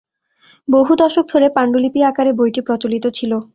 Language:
Bangla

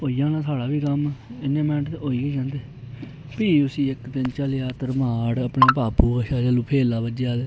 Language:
Dogri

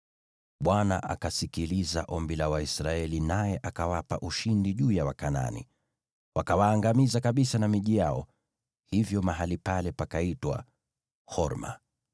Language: Swahili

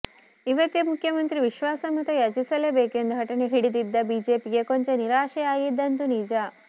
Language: Kannada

